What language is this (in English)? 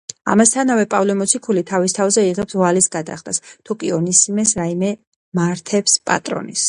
Georgian